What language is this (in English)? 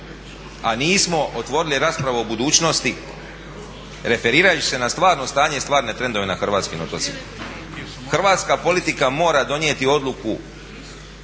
Croatian